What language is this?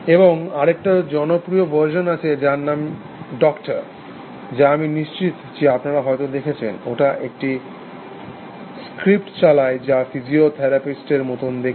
Bangla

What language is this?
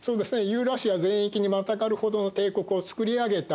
Japanese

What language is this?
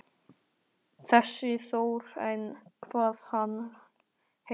Icelandic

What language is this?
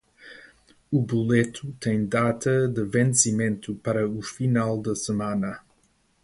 Portuguese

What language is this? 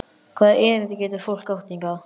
Icelandic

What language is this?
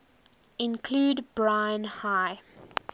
English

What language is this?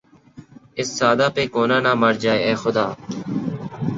Urdu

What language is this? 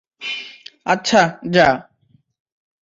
Bangla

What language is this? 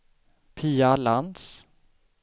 Swedish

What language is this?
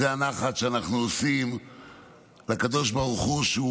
Hebrew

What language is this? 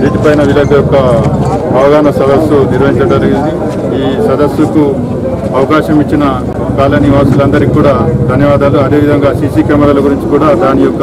Telugu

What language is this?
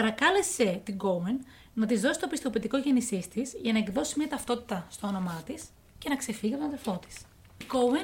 Greek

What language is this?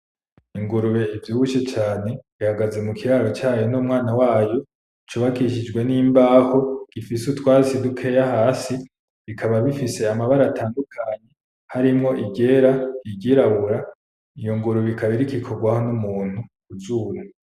Rundi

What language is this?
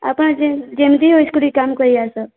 Odia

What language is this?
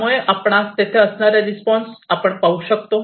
Marathi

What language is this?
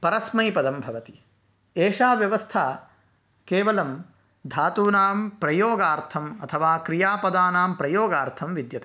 Sanskrit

